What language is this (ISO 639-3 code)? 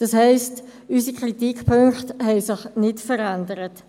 gsw